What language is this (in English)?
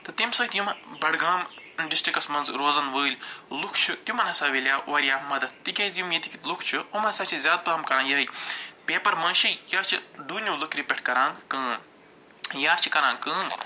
Kashmiri